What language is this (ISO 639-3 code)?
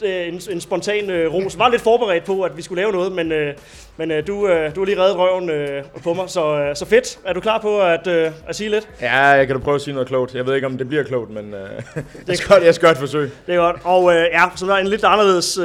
dan